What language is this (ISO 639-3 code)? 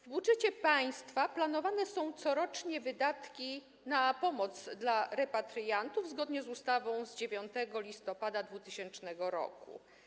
pol